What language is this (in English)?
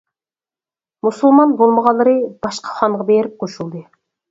Uyghur